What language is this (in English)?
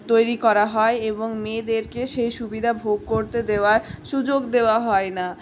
Bangla